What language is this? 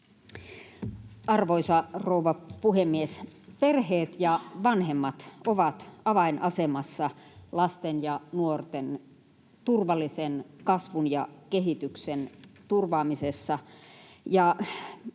Finnish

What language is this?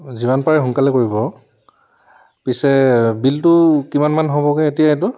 Assamese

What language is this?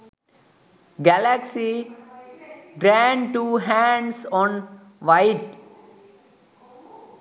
Sinhala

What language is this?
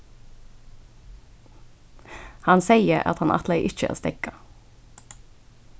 Faroese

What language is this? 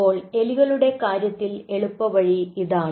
Malayalam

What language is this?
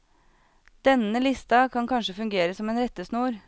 Norwegian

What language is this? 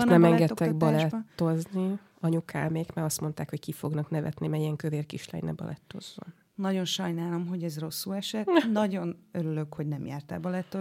Hungarian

